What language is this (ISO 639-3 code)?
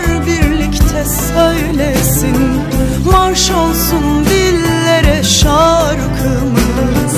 tur